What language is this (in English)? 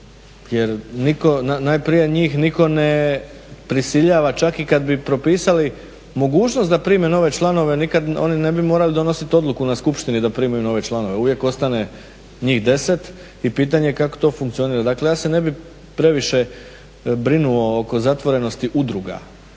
Croatian